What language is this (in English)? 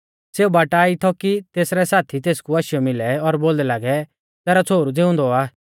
Mahasu Pahari